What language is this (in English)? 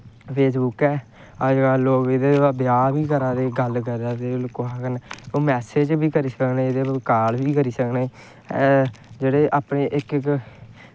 Dogri